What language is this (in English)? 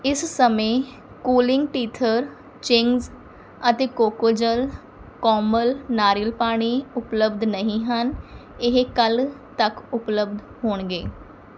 Punjabi